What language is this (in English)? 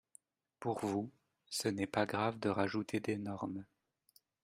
French